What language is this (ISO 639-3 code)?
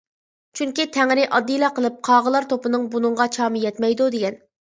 uig